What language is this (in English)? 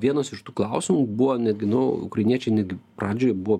Lithuanian